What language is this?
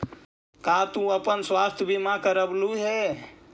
Magahi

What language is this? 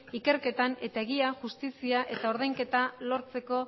Basque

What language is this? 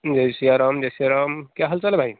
Hindi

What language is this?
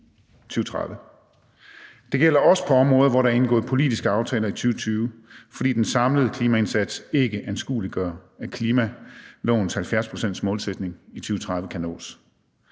Danish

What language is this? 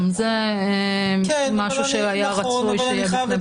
Hebrew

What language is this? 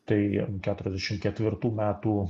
Lithuanian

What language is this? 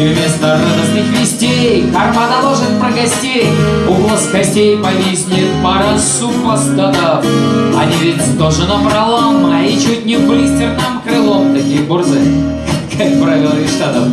Russian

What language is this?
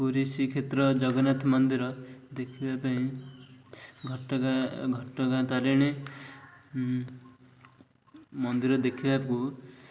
Odia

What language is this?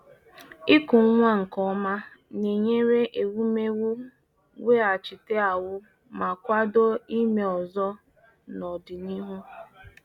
Igbo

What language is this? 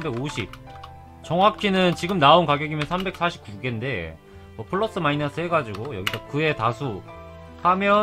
Korean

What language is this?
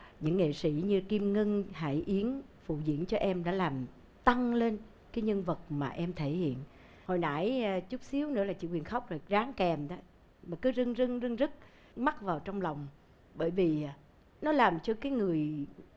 Vietnamese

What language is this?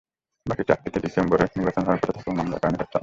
Bangla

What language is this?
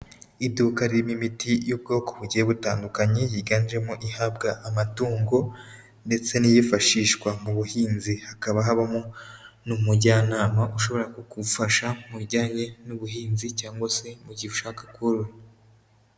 Kinyarwanda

